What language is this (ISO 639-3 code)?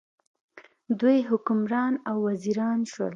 pus